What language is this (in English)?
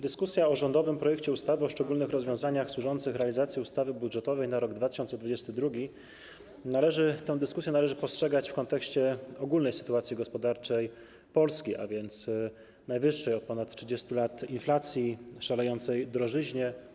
Polish